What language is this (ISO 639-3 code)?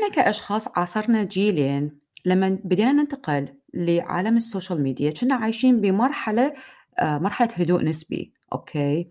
ara